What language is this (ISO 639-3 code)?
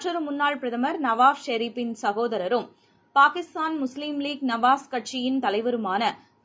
tam